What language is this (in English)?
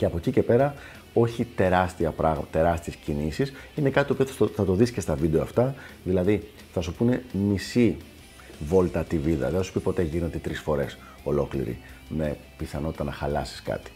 Greek